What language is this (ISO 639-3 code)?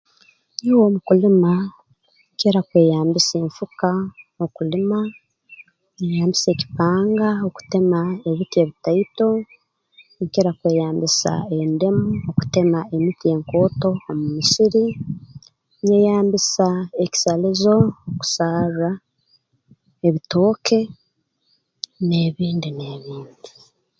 ttj